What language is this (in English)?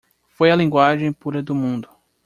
Portuguese